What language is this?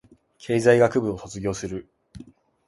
Japanese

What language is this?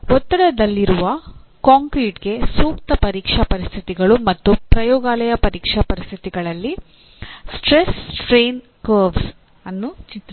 Kannada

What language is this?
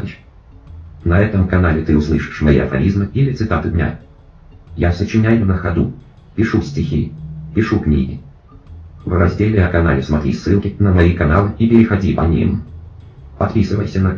Russian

